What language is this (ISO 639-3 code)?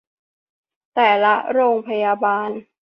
tha